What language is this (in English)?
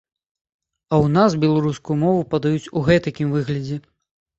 Belarusian